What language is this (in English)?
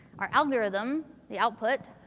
English